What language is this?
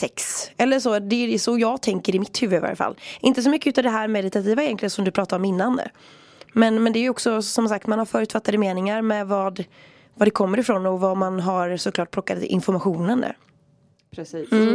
Swedish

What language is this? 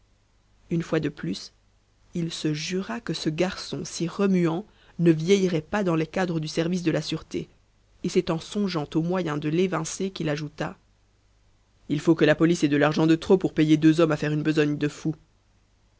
French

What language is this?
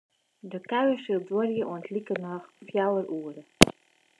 Western Frisian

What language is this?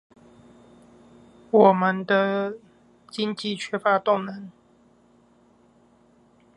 Chinese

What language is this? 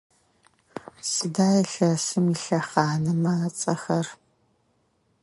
Adyghe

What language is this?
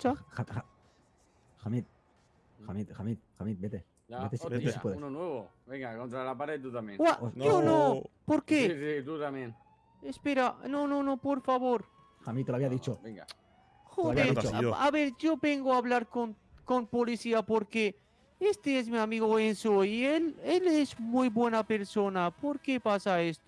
Spanish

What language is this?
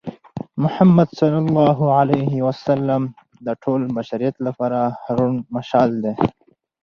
Pashto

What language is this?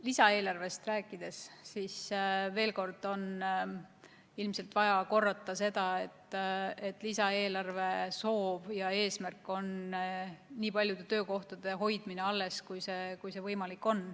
Estonian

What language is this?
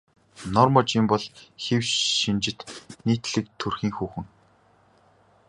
Mongolian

